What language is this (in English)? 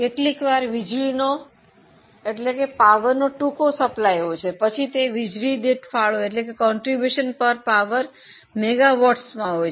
Gujarati